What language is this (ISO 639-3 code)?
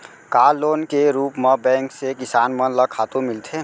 hne